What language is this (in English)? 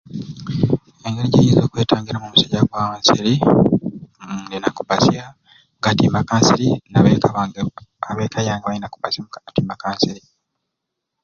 Ruuli